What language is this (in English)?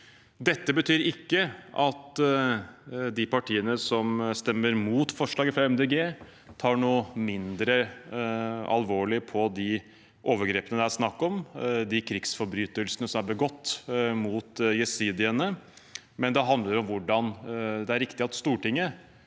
Norwegian